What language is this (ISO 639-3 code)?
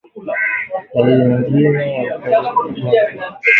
swa